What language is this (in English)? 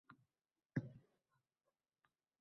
Uzbek